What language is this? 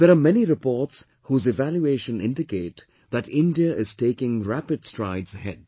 English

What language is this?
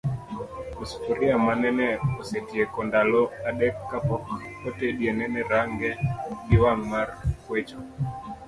Luo (Kenya and Tanzania)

